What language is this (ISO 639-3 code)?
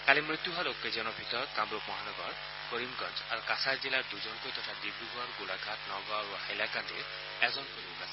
asm